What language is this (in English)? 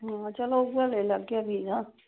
Dogri